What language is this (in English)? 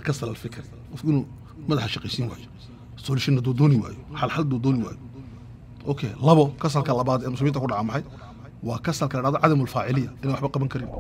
Arabic